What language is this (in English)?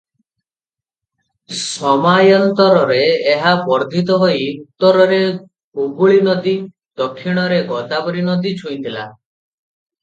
Odia